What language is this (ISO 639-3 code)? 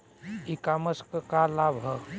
bho